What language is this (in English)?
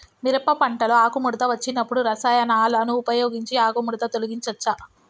Telugu